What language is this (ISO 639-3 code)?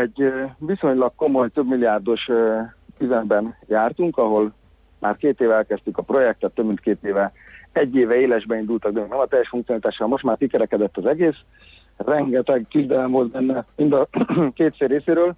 hun